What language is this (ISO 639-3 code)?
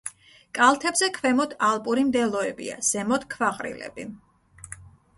kat